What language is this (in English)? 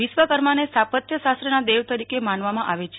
Gujarati